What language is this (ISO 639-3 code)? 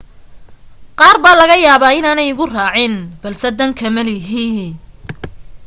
som